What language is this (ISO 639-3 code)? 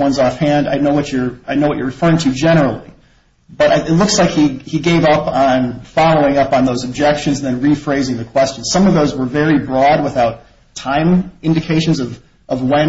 eng